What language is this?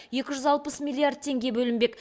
Kazakh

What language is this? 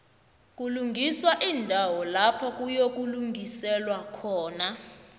South Ndebele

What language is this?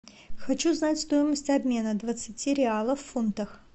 Russian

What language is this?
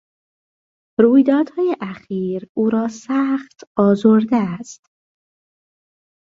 Persian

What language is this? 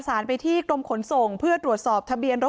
Thai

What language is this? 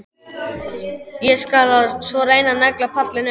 Icelandic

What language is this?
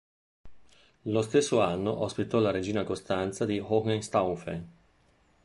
Italian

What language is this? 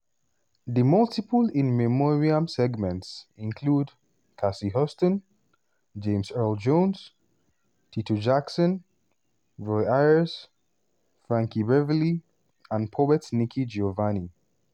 Nigerian Pidgin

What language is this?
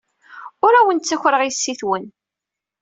Kabyle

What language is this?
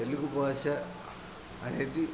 Telugu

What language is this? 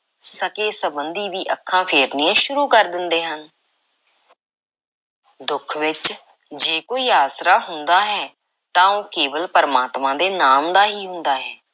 Punjabi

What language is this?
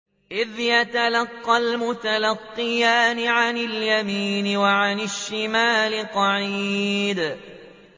Arabic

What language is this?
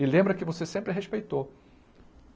Portuguese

